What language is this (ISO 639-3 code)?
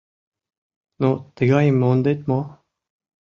chm